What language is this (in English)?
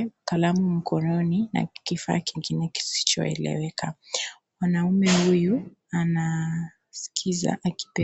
Swahili